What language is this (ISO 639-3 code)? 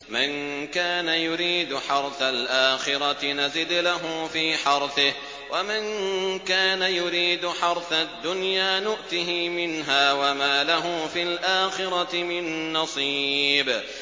ara